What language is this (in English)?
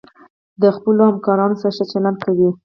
Pashto